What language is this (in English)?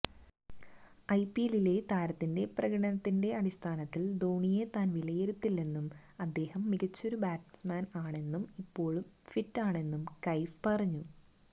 Malayalam